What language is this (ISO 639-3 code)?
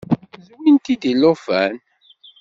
kab